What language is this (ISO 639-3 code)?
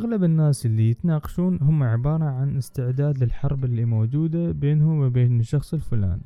ara